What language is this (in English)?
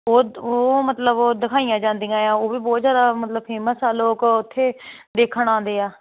Punjabi